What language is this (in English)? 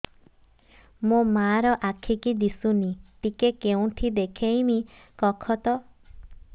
Odia